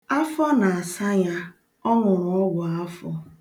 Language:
Igbo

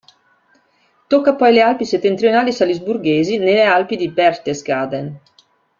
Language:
Italian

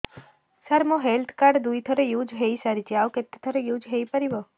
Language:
Odia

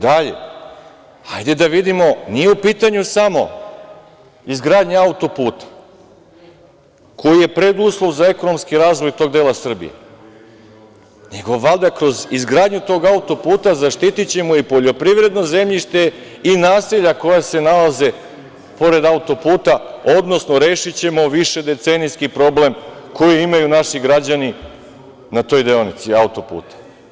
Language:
Serbian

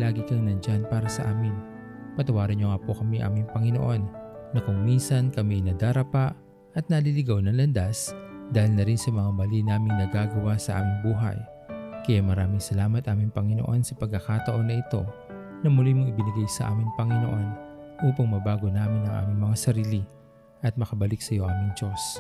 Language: Filipino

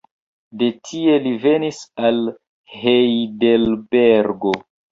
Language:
Esperanto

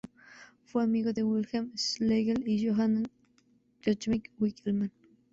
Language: Spanish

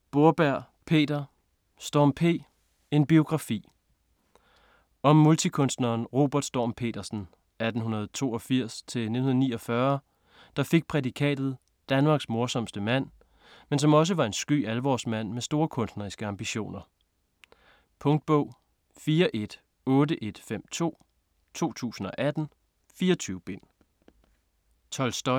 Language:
Danish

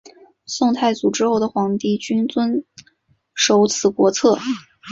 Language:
Chinese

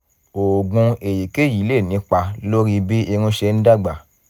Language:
Yoruba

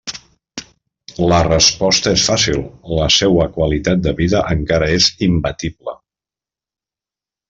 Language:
Catalan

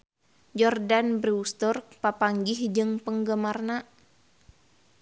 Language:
Sundanese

